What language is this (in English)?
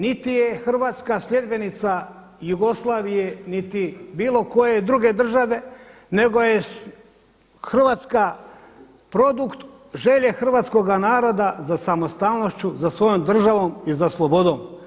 Croatian